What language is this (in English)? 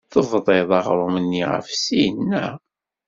Kabyle